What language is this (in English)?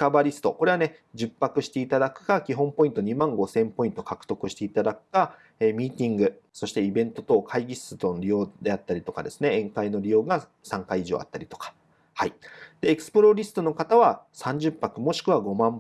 Japanese